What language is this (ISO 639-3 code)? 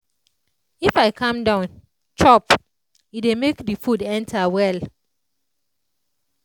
pcm